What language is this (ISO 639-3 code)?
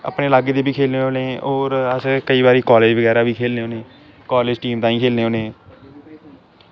doi